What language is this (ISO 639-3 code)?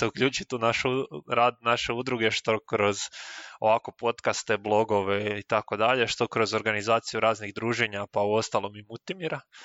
hrv